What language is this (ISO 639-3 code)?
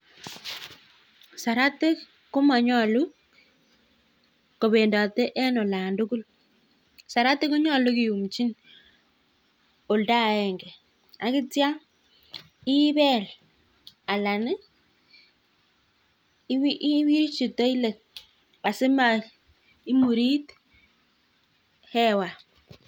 kln